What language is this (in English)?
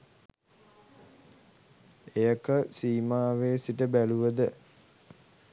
Sinhala